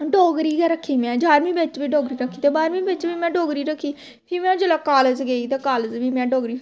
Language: Dogri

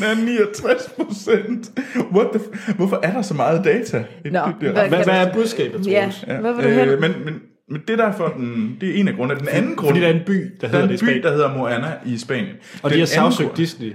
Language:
Danish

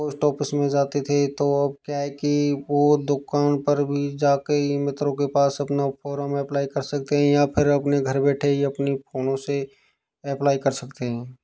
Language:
Hindi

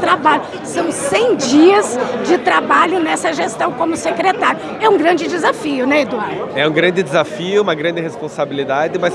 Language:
Portuguese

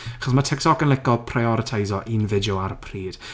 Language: Welsh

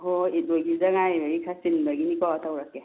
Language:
Manipuri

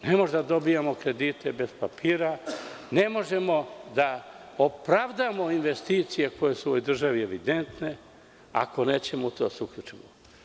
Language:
Serbian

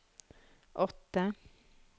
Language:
Norwegian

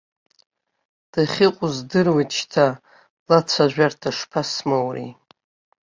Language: Abkhazian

